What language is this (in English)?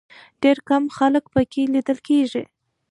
Pashto